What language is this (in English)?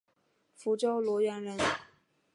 Chinese